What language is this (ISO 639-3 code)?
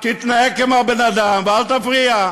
heb